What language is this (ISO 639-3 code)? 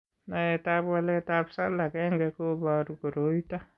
kln